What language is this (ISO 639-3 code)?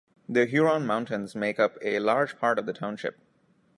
eng